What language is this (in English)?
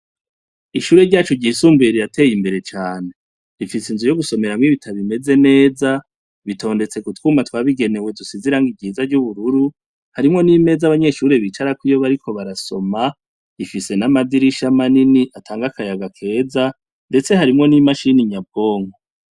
Rundi